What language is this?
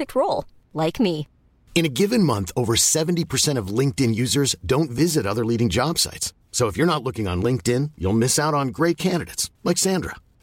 Filipino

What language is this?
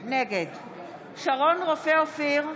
Hebrew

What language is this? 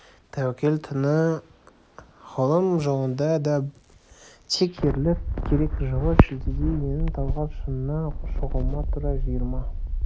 Kazakh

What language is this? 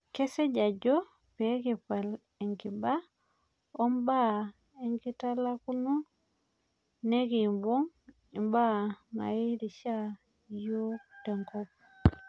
Masai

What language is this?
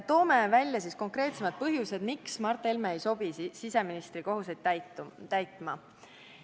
Estonian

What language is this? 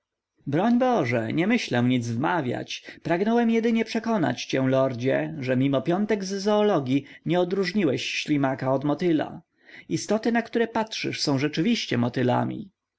Polish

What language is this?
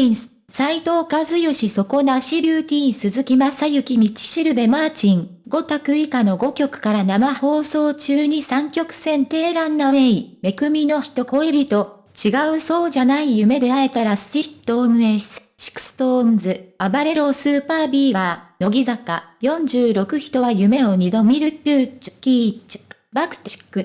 Japanese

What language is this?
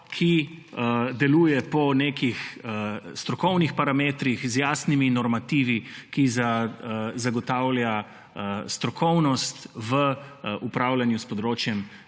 Slovenian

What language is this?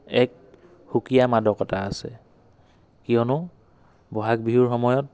Assamese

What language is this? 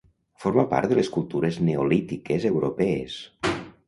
Catalan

